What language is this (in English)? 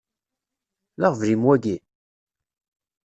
Kabyle